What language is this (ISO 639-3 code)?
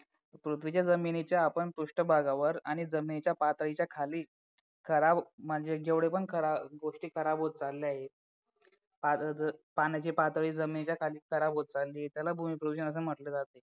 mar